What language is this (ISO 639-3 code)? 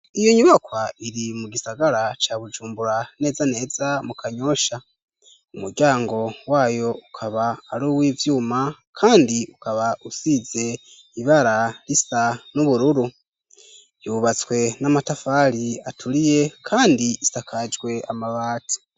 run